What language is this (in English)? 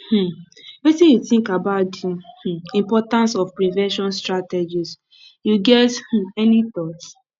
Nigerian Pidgin